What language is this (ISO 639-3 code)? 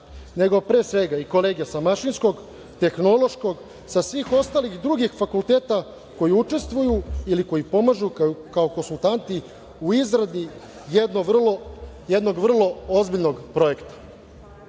srp